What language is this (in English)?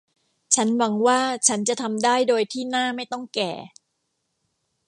Thai